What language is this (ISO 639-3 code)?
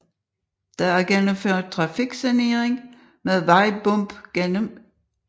dan